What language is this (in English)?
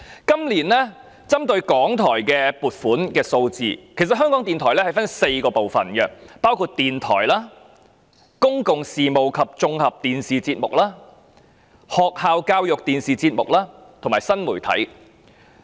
Cantonese